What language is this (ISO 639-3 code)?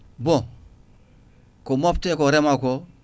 ful